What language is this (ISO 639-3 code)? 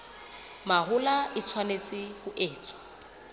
sot